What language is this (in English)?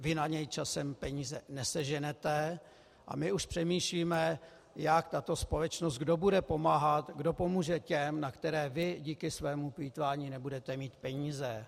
Czech